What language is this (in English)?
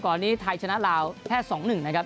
Thai